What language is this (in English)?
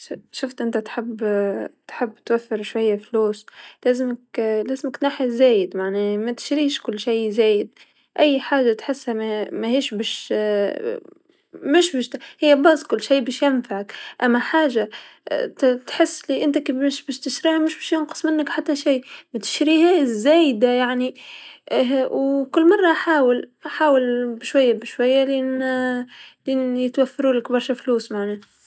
Tunisian Arabic